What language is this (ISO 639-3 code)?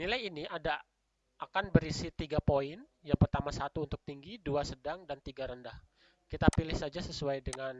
ind